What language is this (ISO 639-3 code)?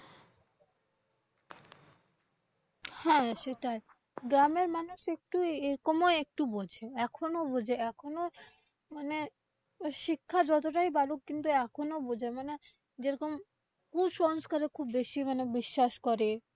ben